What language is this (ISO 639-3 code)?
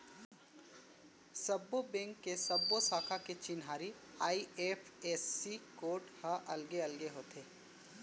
hne